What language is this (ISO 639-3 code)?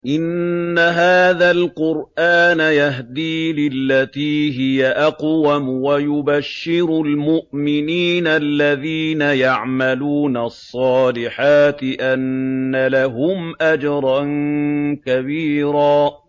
ara